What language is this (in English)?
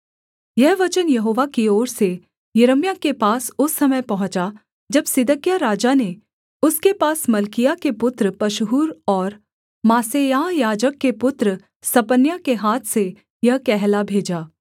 Hindi